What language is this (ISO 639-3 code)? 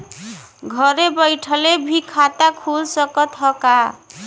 bho